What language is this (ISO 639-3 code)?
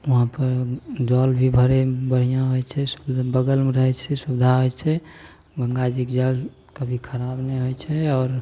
mai